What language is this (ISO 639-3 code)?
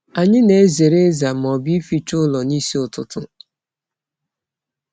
ibo